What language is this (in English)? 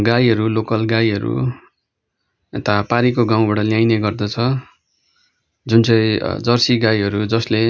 Nepali